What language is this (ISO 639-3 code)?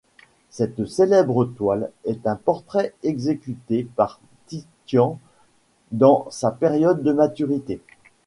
fra